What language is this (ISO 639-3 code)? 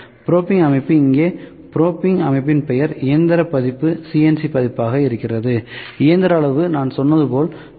tam